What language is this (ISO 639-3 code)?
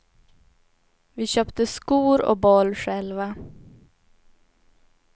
swe